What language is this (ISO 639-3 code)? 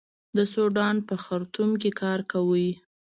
pus